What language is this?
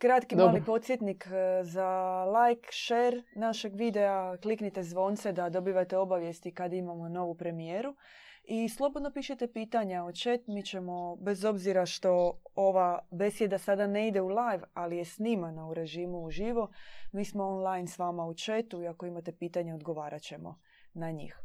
Croatian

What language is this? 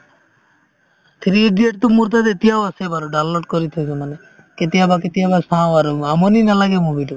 Assamese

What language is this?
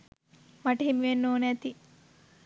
Sinhala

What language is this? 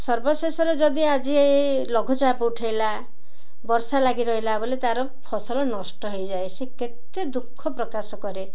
Odia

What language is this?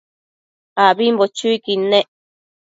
Matsés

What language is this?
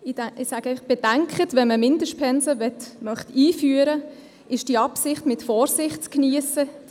Swiss German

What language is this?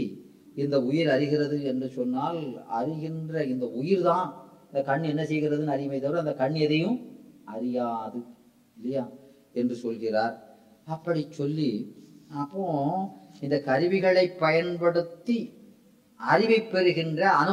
Tamil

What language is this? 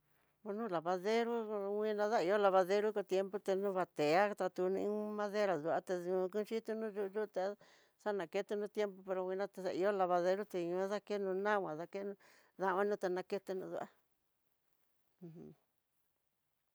Tidaá Mixtec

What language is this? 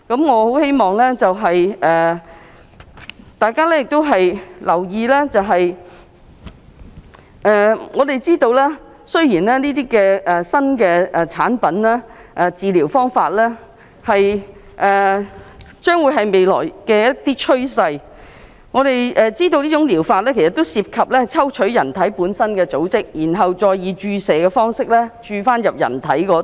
Cantonese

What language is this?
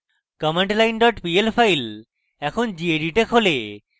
Bangla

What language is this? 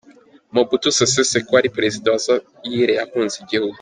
Kinyarwanda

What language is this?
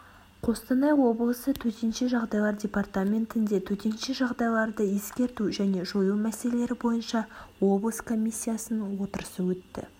Kazakh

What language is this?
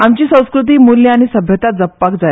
Konkani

